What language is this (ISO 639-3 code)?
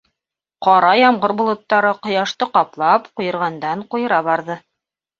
bak